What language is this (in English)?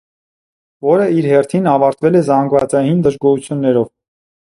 Armenian